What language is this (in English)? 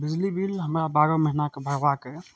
Maithili